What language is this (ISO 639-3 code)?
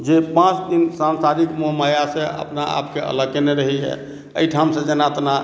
mai